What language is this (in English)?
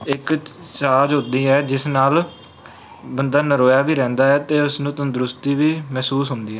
Punjabi